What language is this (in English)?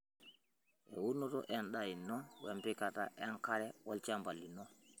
Masai